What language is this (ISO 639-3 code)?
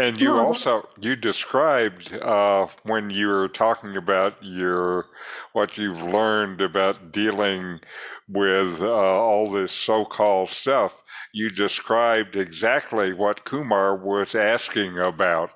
eng